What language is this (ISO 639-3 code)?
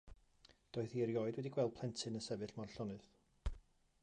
cym